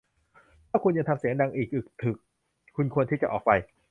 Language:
Thai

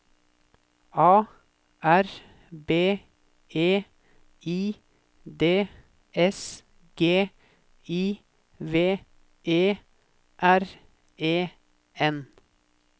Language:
Norwegian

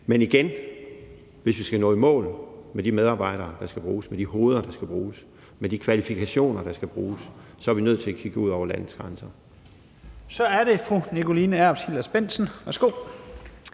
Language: Danish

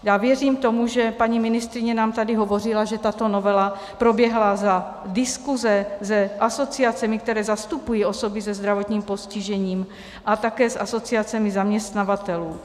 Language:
Czech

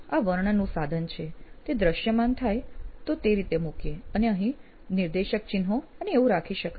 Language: Gujarati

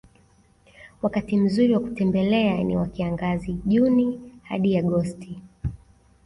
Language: Swahili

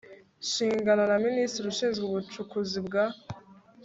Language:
Kinyarwanda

